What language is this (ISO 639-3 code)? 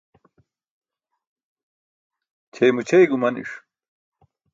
bsk